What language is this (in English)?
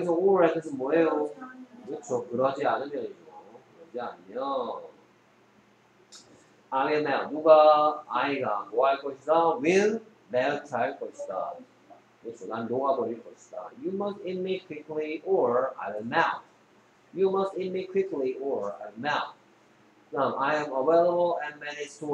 Korean